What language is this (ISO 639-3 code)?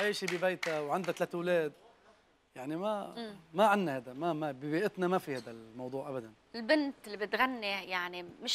ara